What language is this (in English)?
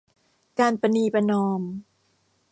Thai